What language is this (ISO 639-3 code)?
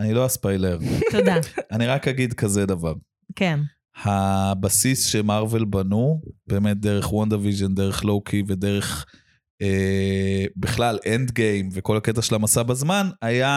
heb